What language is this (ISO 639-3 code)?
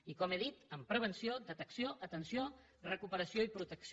cat